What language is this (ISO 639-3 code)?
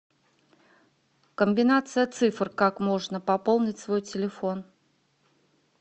rus